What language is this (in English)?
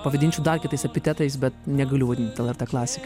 Lithuanian